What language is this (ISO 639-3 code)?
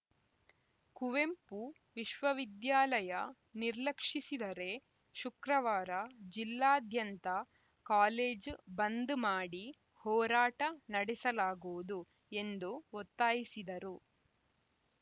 kan